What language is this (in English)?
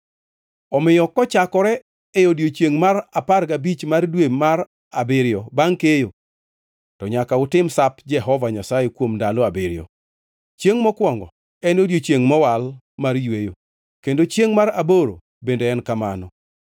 Luo (Kenya and Tanzania)